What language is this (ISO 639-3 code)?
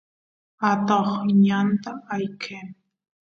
qus